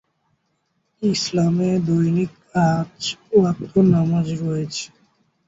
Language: Bangla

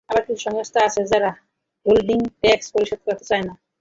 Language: Bangla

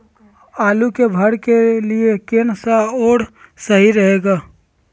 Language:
Magahi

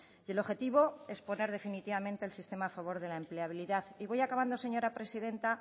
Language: Spanish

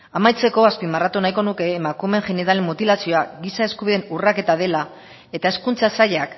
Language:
Basque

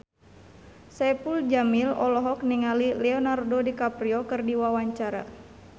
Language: Sundanese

